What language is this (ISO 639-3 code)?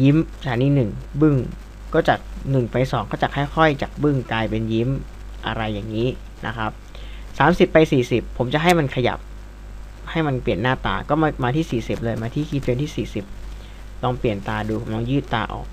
tha